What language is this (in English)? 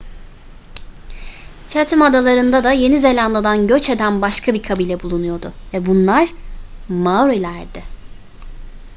Turkish